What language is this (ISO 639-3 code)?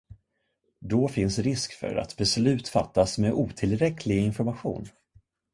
swe